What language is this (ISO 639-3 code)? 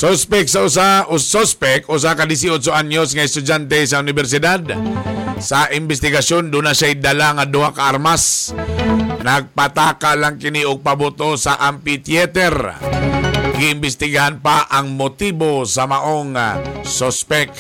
fil